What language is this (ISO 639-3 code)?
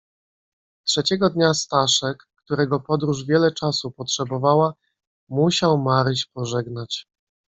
pol